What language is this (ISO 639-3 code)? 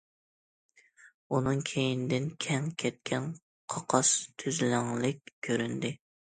uig